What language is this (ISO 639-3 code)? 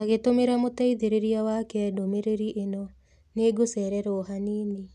kik